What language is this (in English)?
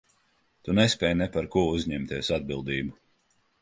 Latvian